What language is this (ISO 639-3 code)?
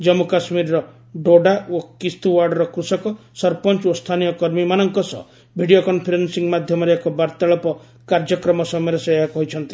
ori